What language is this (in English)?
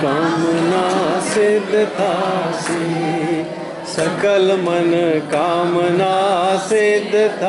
Thai